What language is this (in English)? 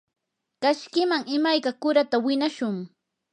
Yanahuanca Pasco Quechua